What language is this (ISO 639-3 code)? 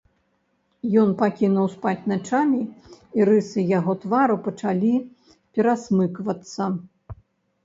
bel